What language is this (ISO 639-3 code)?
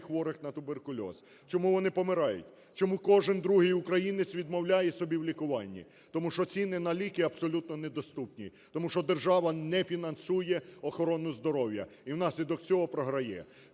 ukr